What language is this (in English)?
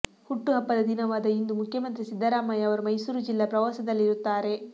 Kannada